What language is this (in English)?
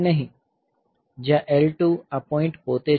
Gujarati